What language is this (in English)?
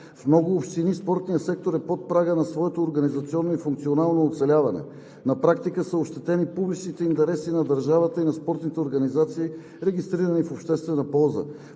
Bulgarian